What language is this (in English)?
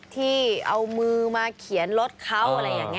Thai